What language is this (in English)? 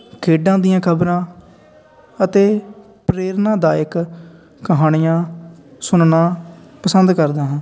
Punjabi